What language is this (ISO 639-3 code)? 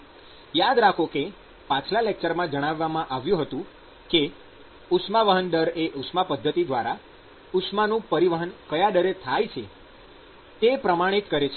guj